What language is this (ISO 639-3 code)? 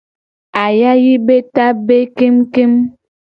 gej